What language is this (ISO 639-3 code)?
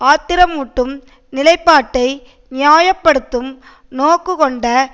tam